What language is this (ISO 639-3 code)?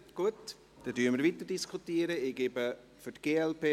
gsw